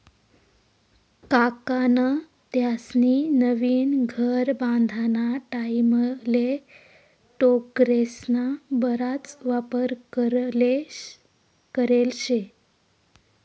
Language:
Marathi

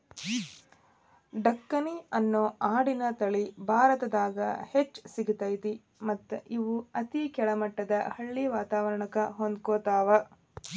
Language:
Kannada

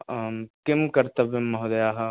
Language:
Sanskrit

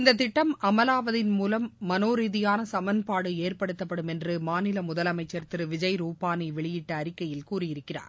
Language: Tamil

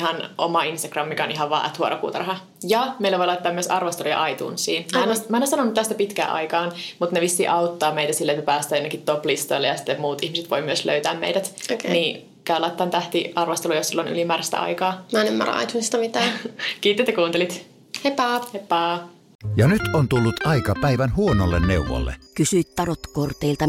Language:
Finnish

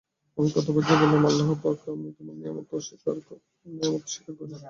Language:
Bangla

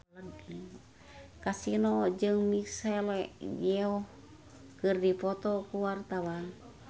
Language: Sundanese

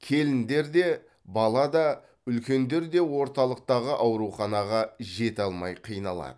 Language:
Kazakh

